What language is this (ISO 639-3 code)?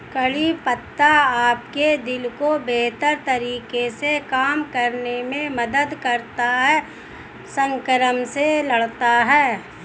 hin